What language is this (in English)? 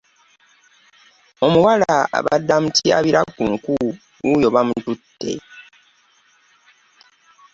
Ganda